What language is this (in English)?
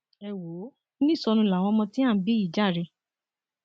Yoruba